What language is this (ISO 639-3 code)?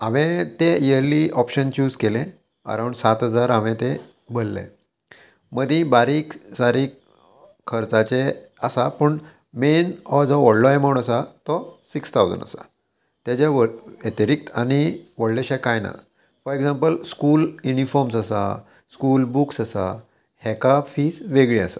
kok